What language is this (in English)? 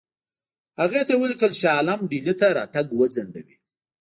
Pashto